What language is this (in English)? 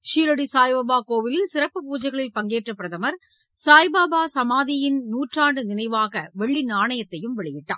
Tamil